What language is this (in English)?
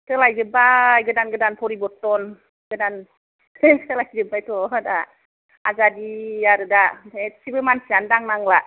Bodo